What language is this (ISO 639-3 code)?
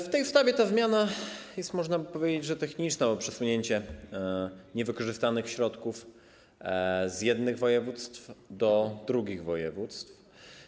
pol